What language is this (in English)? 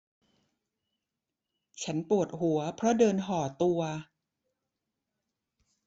Thai